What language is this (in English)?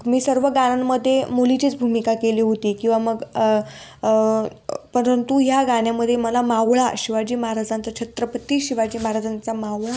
Marathi